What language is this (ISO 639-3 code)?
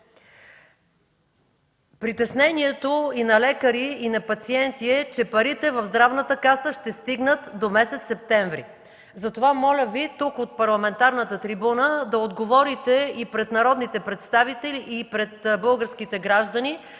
bul